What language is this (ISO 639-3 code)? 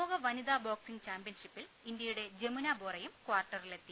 mal